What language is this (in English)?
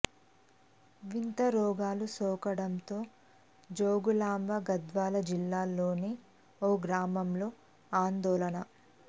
Telugu